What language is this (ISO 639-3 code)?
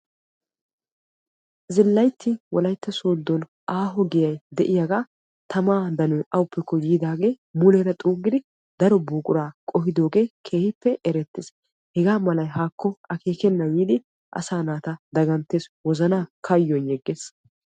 wal